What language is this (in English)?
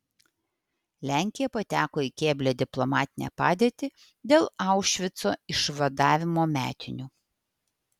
Lithuanian